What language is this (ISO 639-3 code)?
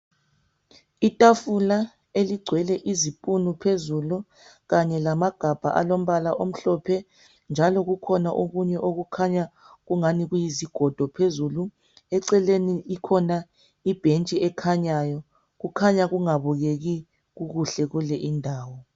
nde